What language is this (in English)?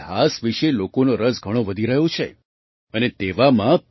Gujarati